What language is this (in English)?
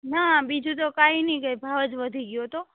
Gujarati